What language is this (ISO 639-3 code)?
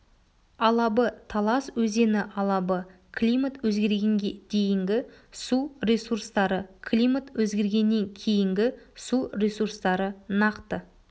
kaz